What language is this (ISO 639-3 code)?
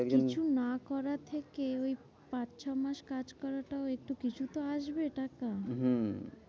ben